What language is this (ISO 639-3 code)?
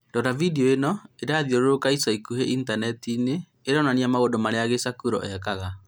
kik